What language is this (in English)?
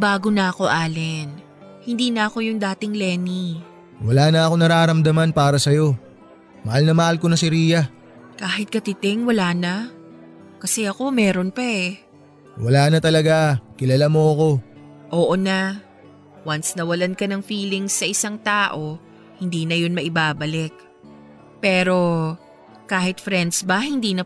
Filipino